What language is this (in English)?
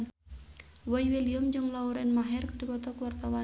Sundanese